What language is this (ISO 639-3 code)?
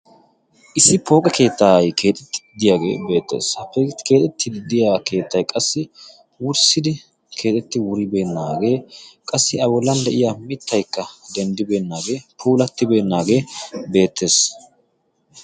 wal